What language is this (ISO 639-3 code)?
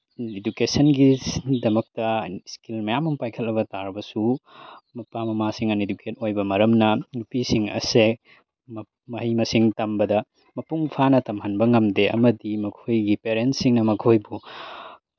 mni